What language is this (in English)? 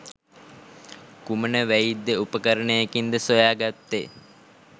Sinhala